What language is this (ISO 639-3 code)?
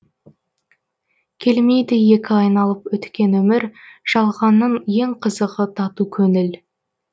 kaz